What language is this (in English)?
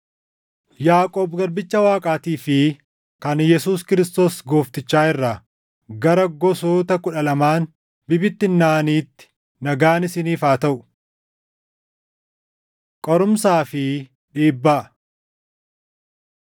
Oromo